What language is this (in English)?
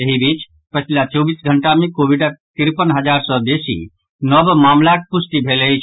Maithili